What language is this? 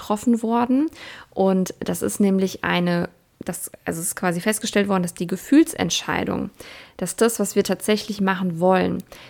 German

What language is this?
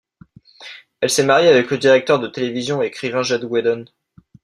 French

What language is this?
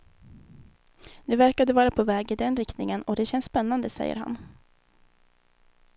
Swedish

